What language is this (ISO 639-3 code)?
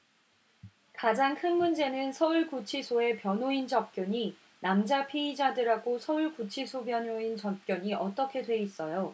kor